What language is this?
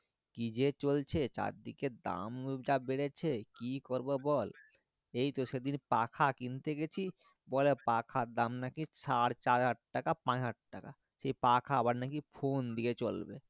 Bangla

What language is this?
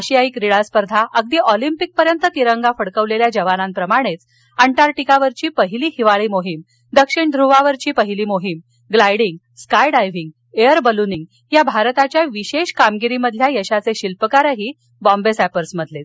Marathi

